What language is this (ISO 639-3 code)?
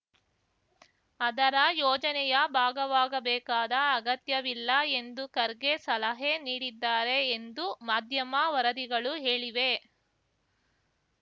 kan